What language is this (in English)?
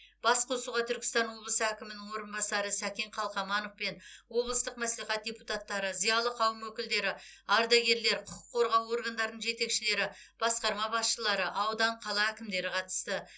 Kazakh